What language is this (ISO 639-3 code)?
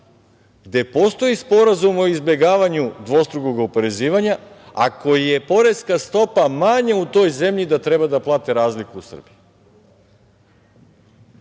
srp